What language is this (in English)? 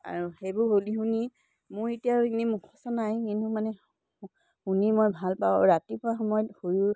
Assamese